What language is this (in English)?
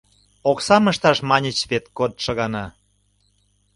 Mari